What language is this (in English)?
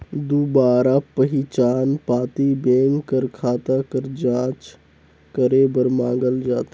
Chhattisgarhi